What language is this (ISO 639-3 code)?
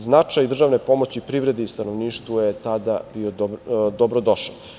srp